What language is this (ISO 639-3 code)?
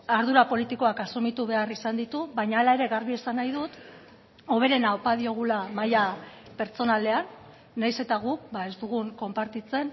eus